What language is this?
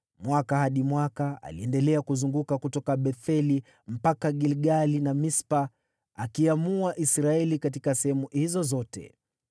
Swahili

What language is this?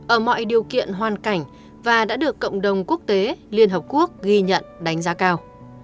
Vietnamese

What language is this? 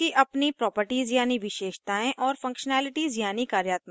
Hindi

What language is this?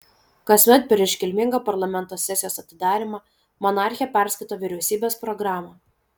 Lithuanian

